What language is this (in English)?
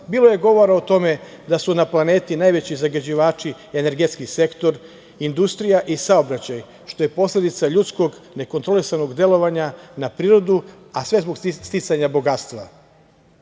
Serbian